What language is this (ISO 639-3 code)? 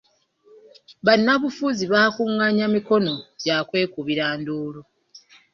lug